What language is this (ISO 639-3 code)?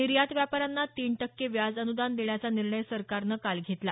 mar